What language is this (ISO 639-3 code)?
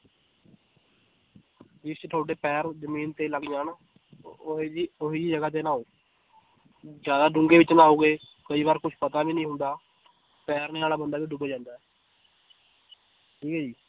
pan